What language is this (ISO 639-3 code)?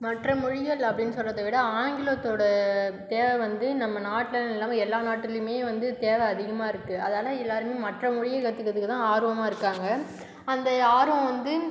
tam